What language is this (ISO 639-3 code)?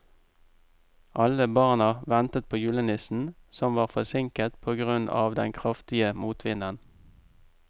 nor